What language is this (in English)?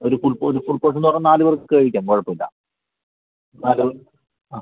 Malayalam